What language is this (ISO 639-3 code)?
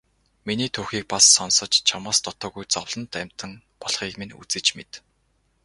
mon